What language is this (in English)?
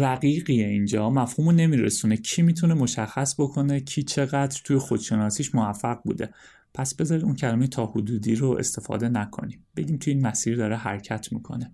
Persian